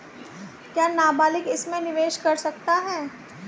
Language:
Hindi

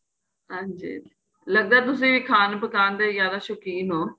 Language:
Punjabi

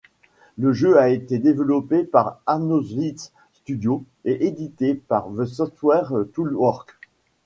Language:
French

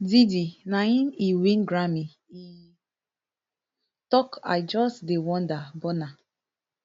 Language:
Nigerian Pidgin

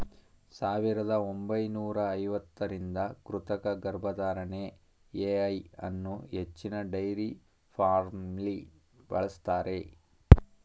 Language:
Kannada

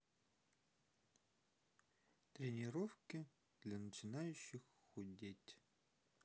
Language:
Russian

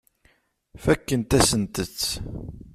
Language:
Kabyle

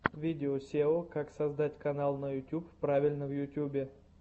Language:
Russian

